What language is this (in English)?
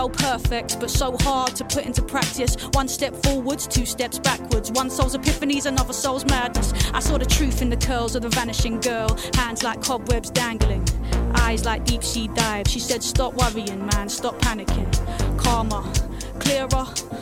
Greek